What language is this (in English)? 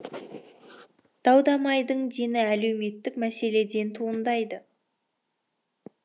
Kazakh